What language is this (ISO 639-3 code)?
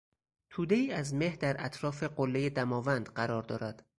fas